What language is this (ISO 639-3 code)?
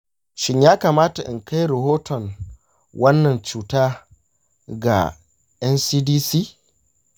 hau